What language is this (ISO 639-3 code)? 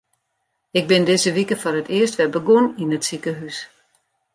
fry